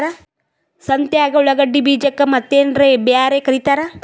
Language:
Kannada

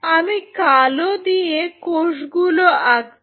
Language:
Bangla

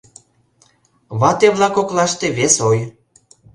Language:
Mari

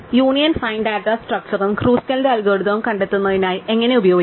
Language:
Malayalam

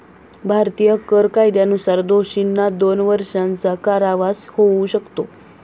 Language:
Marathi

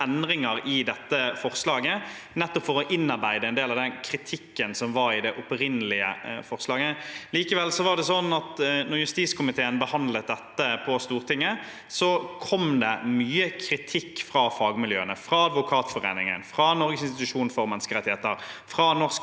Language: Norwegian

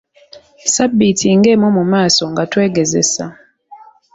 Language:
Ganda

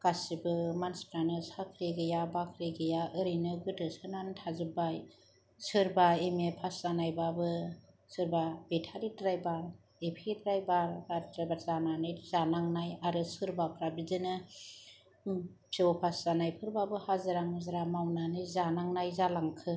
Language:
Bodo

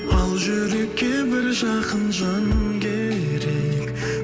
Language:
Kazakh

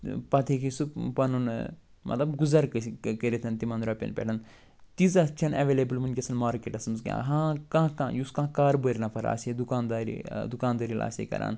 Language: Kashmiri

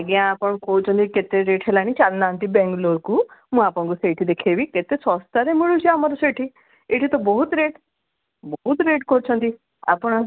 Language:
Odia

